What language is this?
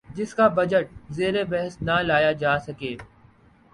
Urdu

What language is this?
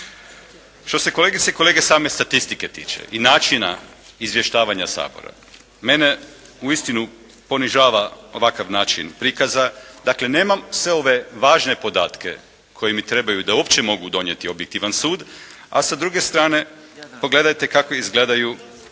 Croatian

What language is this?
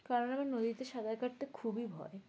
Bangla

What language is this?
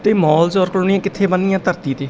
Punjabi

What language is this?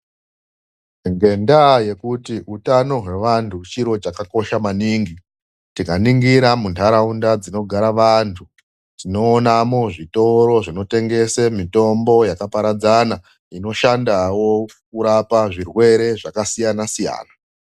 Ndau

